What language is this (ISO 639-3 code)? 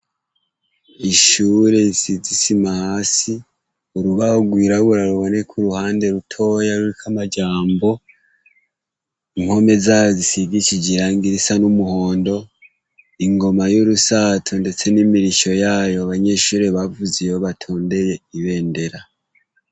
run